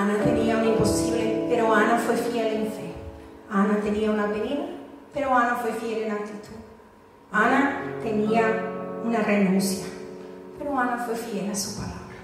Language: Spanish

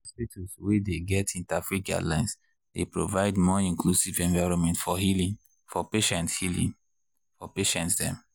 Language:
Nigerian Pidgin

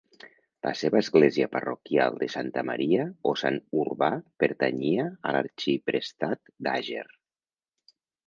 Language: Catalan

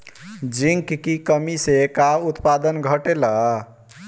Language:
Bhojpuri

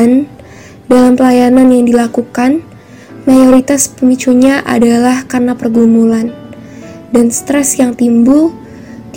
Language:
Indonesian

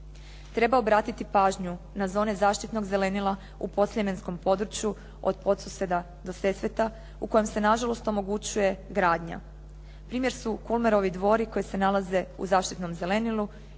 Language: Croatian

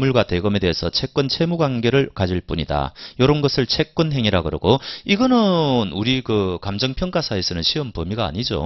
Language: Korean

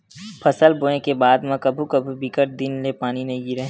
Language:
Chhattisgarhi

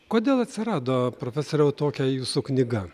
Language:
Lithuanian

